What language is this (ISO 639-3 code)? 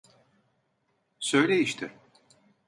tur